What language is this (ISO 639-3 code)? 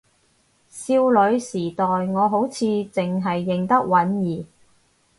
yue